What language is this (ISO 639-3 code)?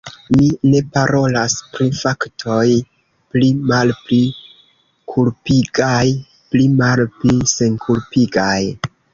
epo